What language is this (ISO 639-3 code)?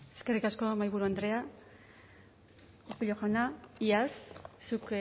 eus